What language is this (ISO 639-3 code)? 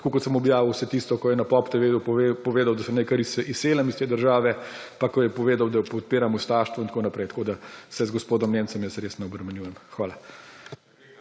slv